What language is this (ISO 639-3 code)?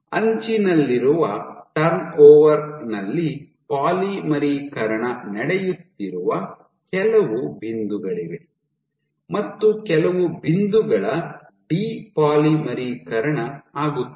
kan